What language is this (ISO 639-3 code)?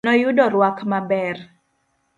luo